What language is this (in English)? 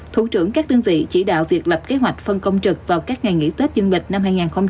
Vietnamese